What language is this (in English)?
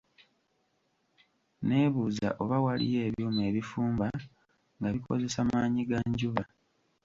Ganda